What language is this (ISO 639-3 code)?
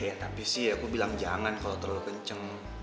ind